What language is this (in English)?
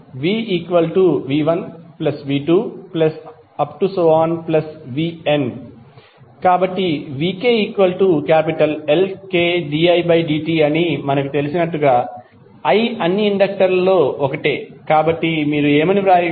Telugu